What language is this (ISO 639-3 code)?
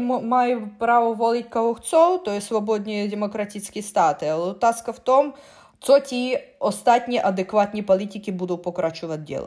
ces